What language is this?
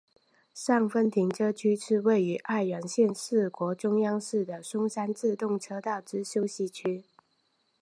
Chinese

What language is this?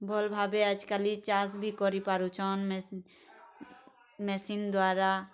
Odia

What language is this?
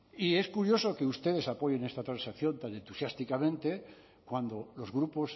Spanish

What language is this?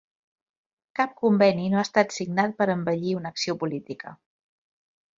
Catalan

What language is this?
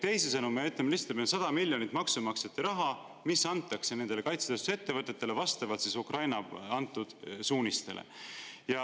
Estonian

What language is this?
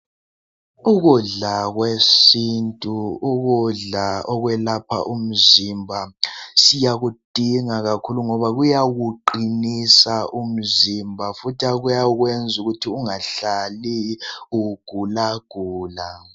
North Ndebele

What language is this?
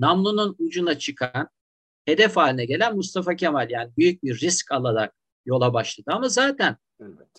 Turkish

